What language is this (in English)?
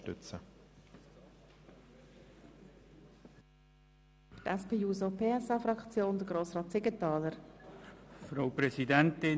Swiss German